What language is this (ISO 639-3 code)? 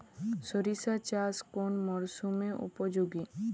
ben